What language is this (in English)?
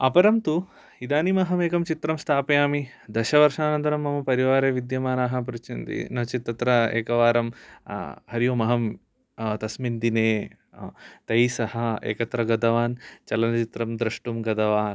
Sanskrit